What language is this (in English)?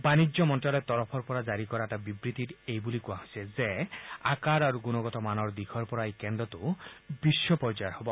Assamese